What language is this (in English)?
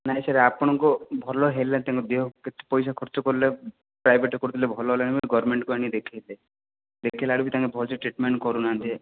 Odia